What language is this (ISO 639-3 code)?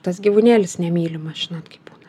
lit